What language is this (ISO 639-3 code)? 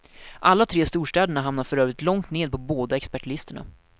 swe